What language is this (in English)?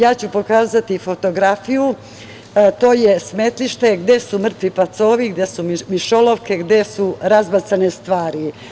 Serbian